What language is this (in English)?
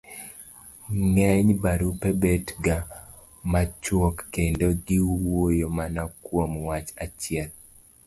Luo (Kenya and Tanzania)